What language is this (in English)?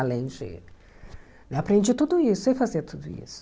Portuguese